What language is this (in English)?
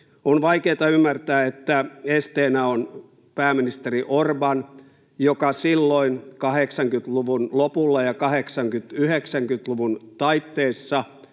Finnish